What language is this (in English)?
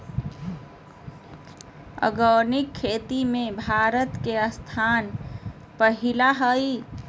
Magahi